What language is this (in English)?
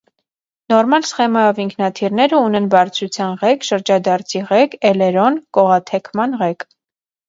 Armenian